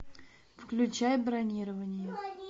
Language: Russian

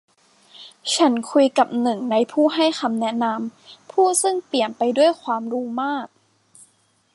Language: Thai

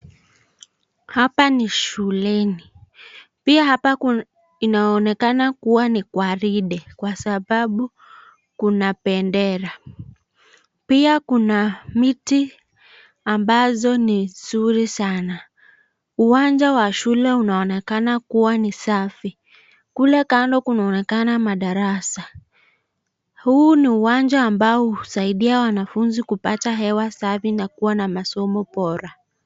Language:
Swahili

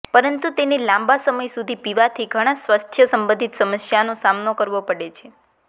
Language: Gujarati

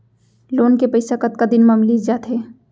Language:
Chhattisgarhi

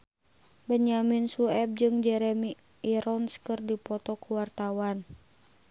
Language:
Sundanese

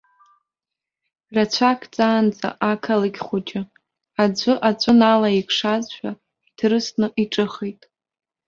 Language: Abkhazian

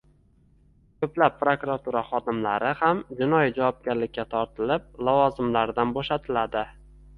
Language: Uzbek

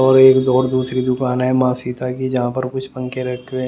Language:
Hindi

